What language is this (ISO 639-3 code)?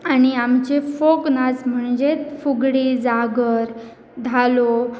kok